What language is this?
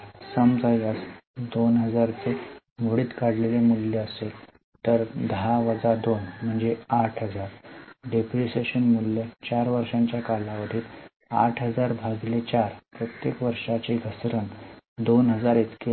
Marathi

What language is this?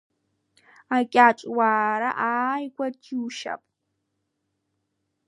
Abkhazian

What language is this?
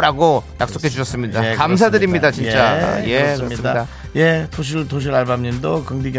Korean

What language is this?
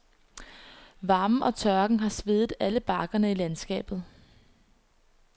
Danish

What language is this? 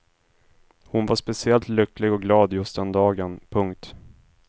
Swedish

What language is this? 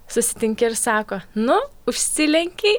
Lithuanian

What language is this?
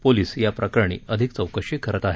Marathi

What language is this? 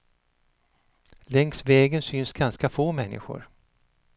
Swedish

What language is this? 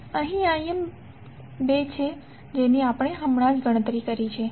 Gujarati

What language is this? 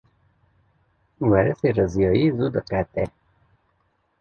Kurdish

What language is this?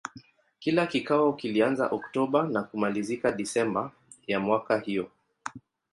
Swahili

